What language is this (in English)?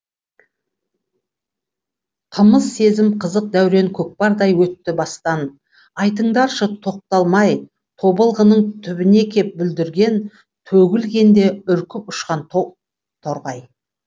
Kazakh